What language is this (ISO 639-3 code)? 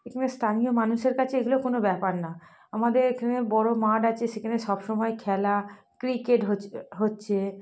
ben